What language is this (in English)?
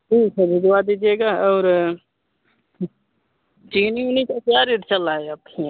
Hindi